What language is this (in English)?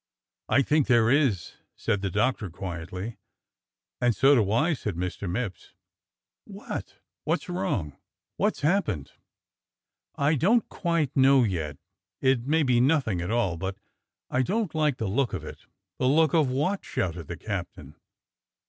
English